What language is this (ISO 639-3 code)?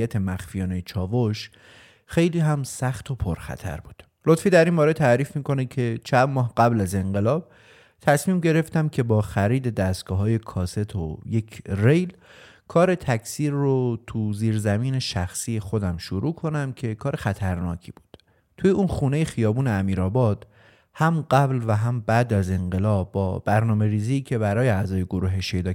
fas